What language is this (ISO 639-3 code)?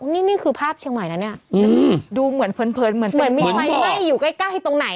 tha